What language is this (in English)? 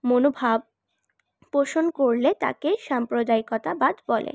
Bangla